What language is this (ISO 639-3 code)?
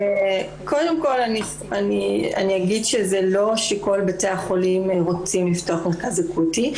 heb